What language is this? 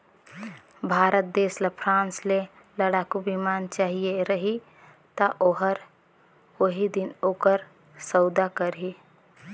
Chhattisgarhi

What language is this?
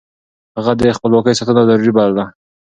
Pashto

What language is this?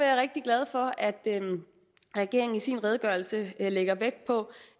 Danish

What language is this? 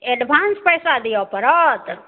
Maithili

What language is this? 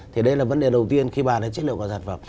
Vietnamese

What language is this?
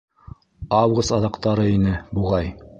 Bashkir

